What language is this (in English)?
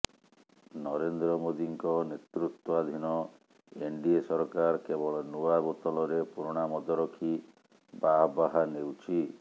Odia